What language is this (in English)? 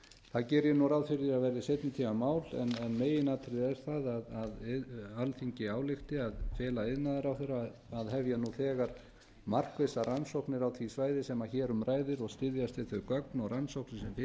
Icelandic